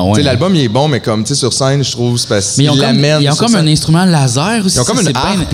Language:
French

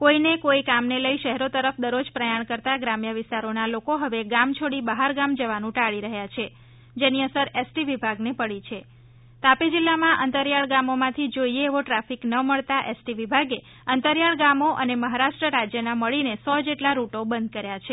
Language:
Gujarati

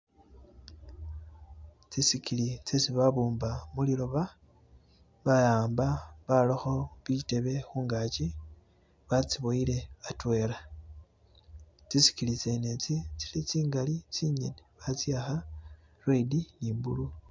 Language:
Masaaba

